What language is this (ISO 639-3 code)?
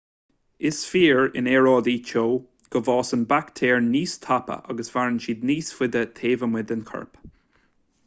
gle